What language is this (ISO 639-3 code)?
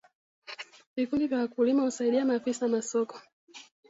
swa